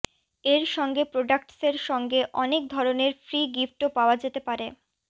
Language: Bangla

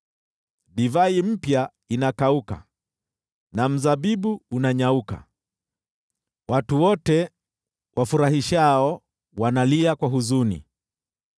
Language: Swahili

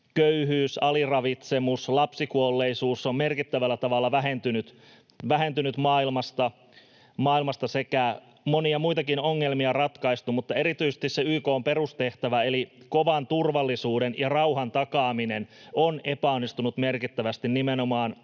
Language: Finnish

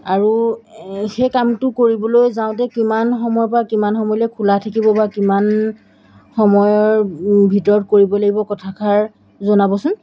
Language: Assamese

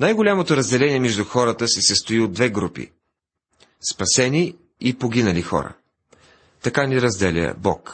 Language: Bulgarian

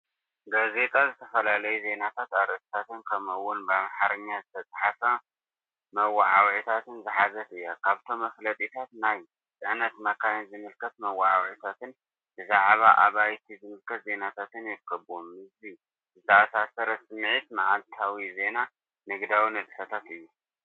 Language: Tigrinya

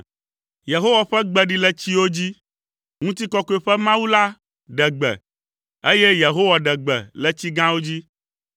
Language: Ewe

